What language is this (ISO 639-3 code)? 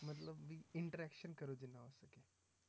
pan